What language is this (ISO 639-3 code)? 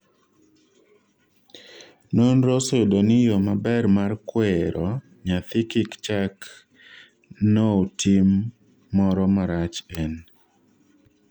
luo